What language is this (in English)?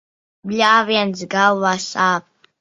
Latvian